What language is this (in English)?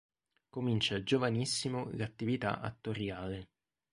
Italian